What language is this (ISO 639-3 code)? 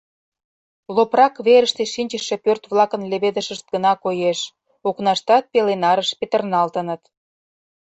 chm